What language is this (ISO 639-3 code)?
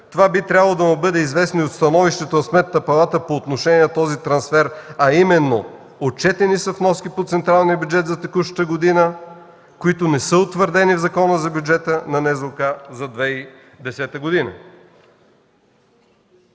bul